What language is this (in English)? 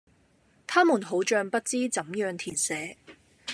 Cantonese